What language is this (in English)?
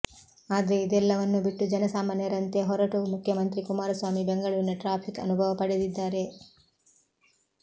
Kannada